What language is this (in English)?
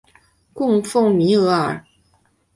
Chinese